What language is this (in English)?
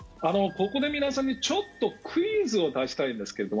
Japanese